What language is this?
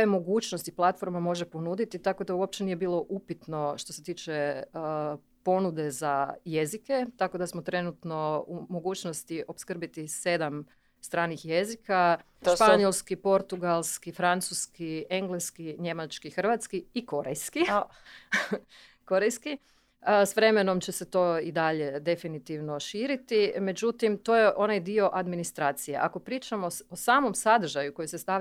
Croatian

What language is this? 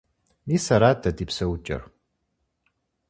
Kabardian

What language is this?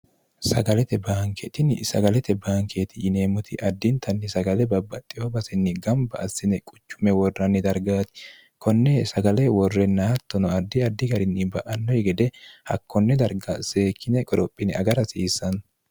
Sidamo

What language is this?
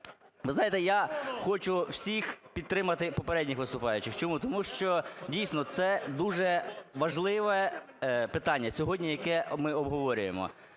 Ukrainian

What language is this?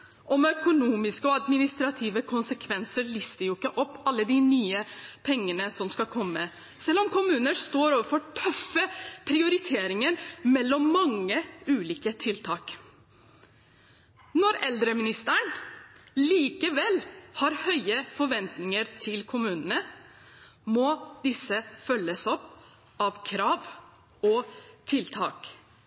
Norwegian Bokmål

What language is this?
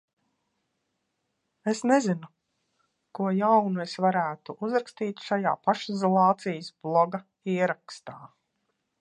Latvian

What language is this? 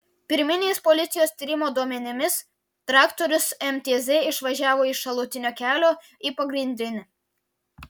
Lithuanian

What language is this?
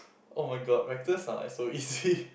English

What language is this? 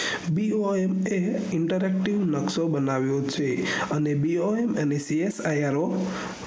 Gujarati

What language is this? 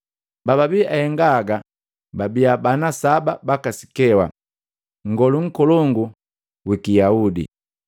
Matengo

